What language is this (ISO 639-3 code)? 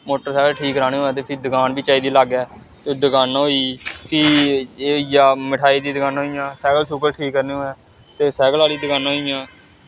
doi